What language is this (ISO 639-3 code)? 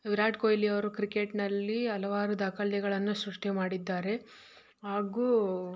kan